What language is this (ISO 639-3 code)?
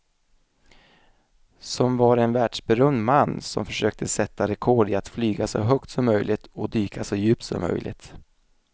swe